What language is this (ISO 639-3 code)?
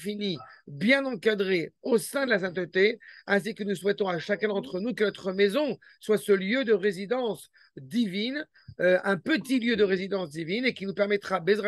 fra